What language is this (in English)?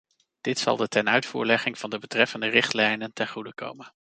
Dutch